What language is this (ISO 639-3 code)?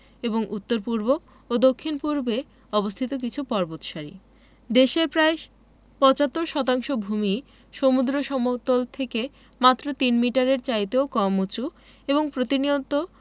ben